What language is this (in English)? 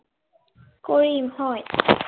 Assamese